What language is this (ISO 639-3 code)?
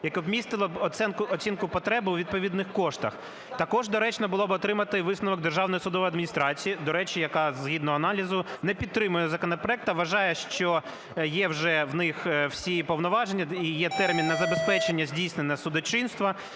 ukr